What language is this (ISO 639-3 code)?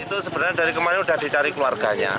ind